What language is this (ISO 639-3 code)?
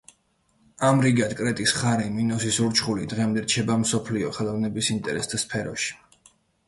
kat